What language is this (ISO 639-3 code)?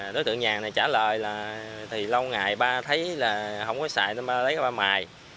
vie